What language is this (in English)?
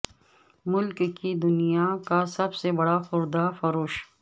Urdu